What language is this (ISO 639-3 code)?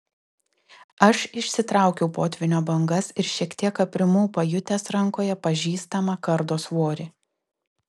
lit